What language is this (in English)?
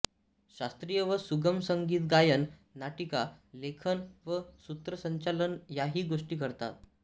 Marathi